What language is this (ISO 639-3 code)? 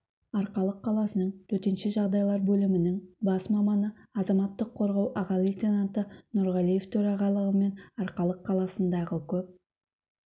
kaz